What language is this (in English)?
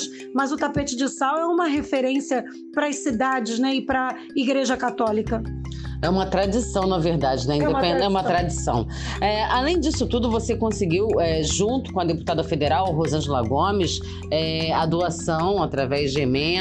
Portuguese